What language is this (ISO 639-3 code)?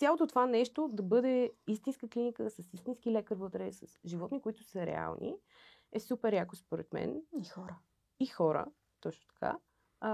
bul